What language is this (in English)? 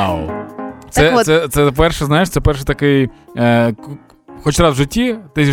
Ukrainian